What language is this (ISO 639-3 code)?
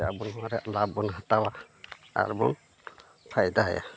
sat